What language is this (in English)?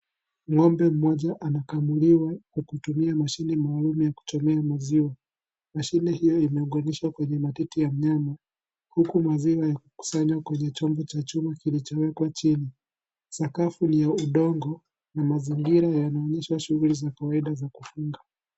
Swahili